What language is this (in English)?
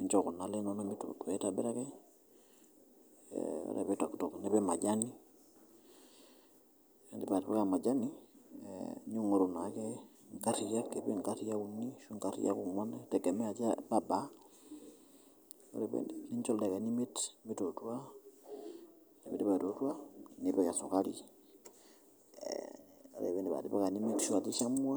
Masai